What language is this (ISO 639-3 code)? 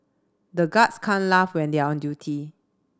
eng